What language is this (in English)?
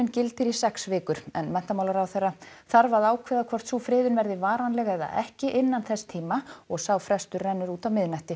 Icelandic